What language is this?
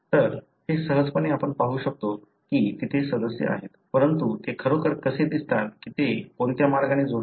Marathi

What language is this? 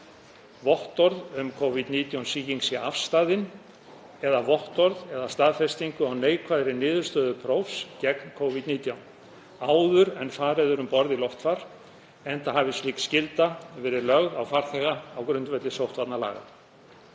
Icelandic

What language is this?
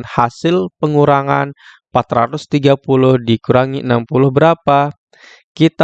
Indonesian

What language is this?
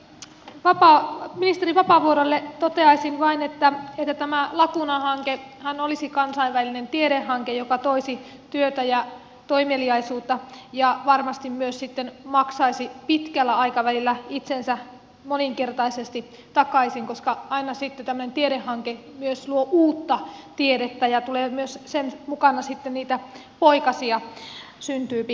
Finnish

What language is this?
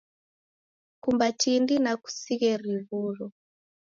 Taita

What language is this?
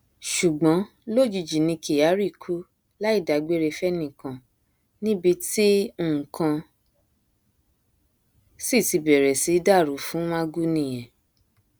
Yoruba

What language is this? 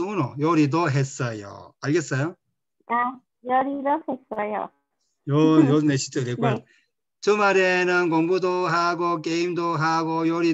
Korean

